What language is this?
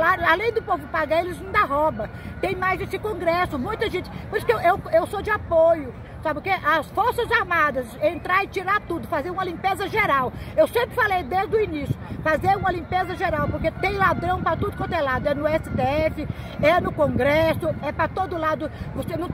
Portuguese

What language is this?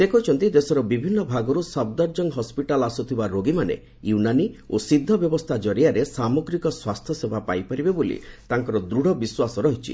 Odia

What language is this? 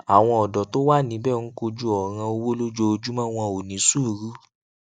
Yoruba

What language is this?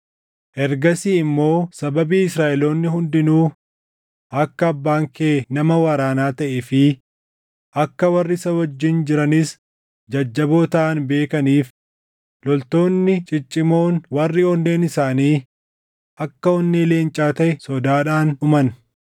Oromo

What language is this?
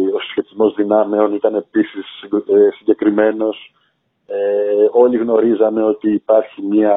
Greek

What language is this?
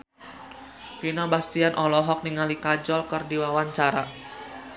Sundanese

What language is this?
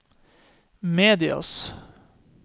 Norwegian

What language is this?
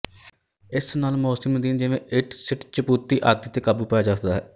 Punjabi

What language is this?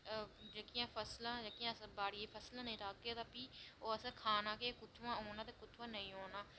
Dogri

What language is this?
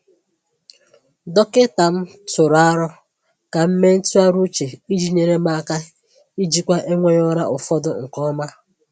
Igbo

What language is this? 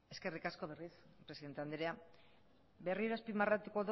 Basque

